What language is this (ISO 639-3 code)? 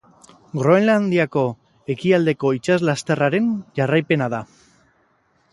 eus